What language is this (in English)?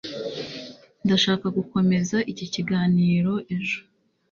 Kinyarwanda